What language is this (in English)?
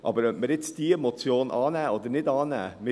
Swiss German